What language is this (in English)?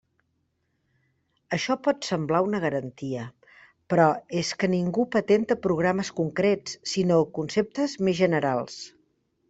Catalan